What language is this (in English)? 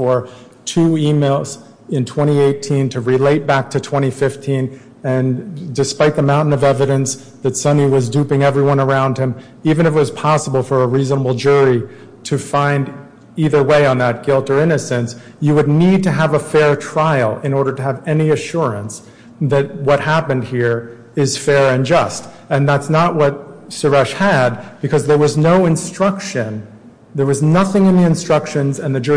English